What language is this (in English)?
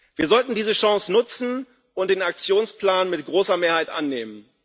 German